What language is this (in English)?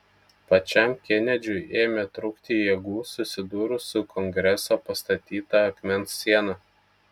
Lithuanian